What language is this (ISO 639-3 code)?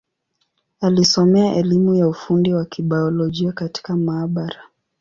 swa